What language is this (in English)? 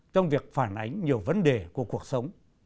Vietnamese